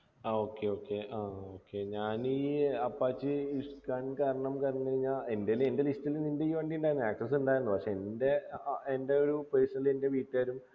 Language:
Malayalam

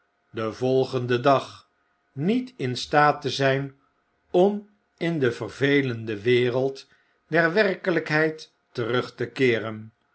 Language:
Dutch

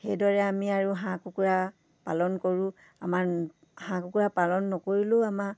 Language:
Assamese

